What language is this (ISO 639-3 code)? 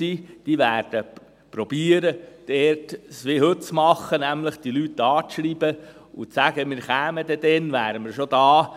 gsw